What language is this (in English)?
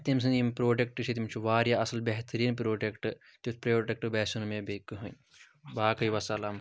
Kashmiri